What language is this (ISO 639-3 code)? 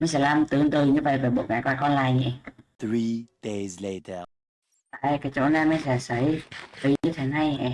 vie